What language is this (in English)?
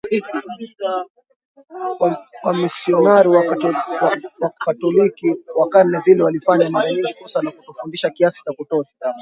Swahili